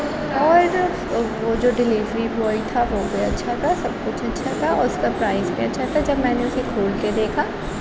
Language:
Urdu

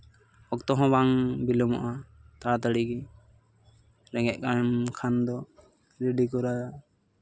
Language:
Santali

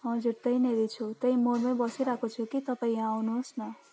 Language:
Nepali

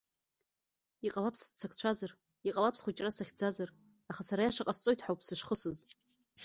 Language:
Abkhazian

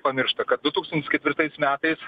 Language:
Lithuanian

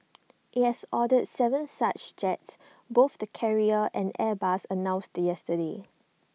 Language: English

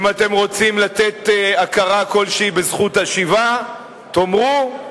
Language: Hebrew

